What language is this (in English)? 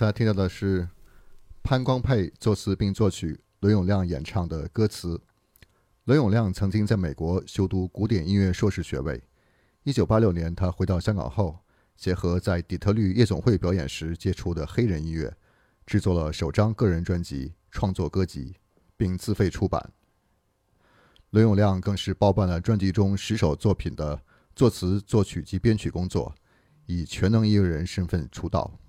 Chinese